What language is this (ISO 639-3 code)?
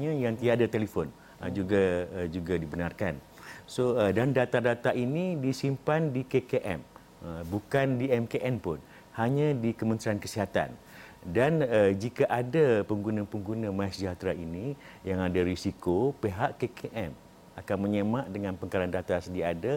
msa